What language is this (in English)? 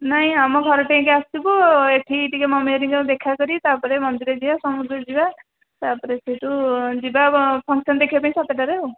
Odia